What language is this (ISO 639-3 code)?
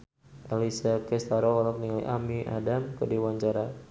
sun